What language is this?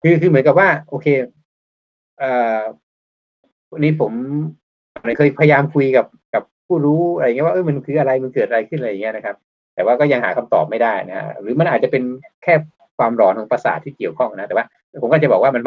Thai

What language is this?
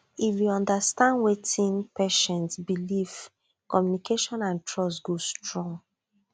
Nigerian Pidgin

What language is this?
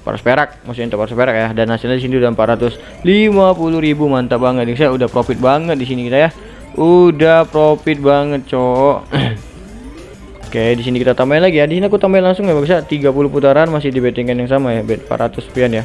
Indonesian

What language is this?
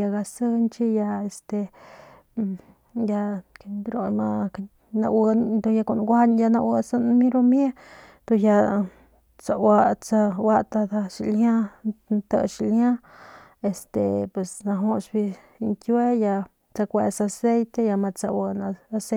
Northern Pame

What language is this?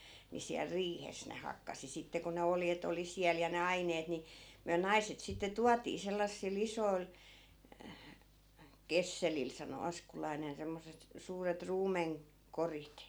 Finnish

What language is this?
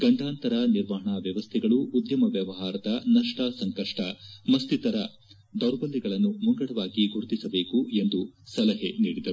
Kannada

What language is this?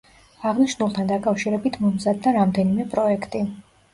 Georgian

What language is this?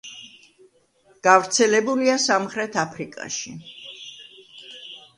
Georgian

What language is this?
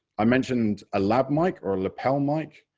English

